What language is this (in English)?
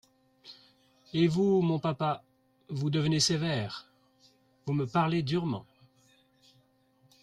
French